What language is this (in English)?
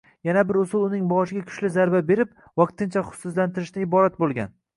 Uzbek